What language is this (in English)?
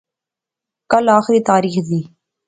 Pahari-Potwari